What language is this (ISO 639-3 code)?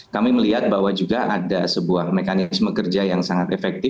ind